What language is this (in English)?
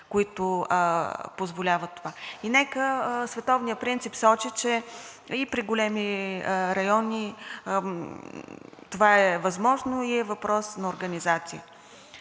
Bulgarian